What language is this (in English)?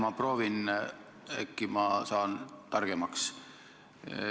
Estonian